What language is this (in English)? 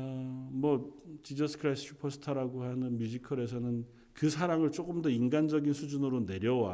Korean